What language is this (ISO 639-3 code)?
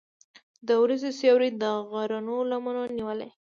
pus